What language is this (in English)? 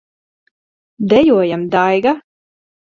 Latvian